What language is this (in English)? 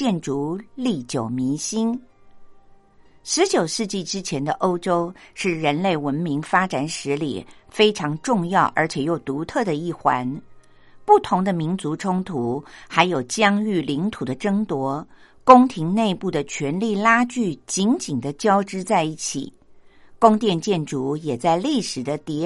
Chinese